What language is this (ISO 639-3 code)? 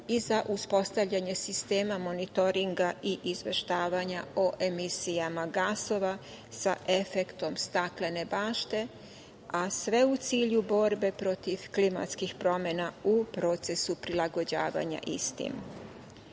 srp